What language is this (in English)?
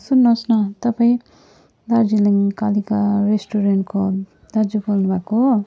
Nepali